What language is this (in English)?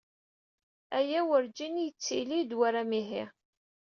Kabyle